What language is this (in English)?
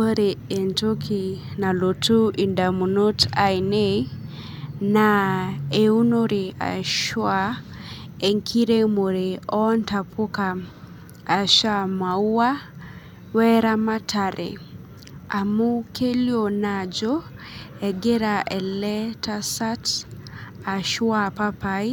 Masai